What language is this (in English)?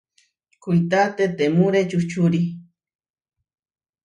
Huarijio